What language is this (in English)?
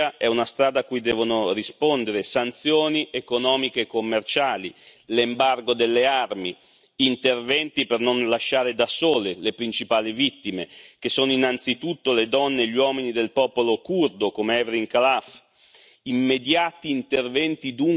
Italian